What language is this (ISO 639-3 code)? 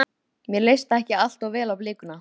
isl